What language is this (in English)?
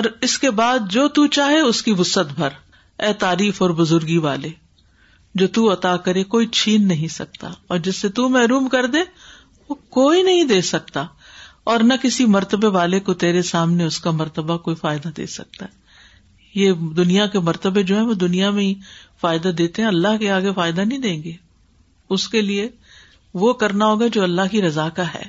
Urdu